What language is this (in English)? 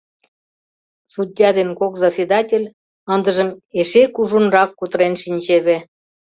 Mari